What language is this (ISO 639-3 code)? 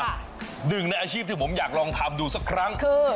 tha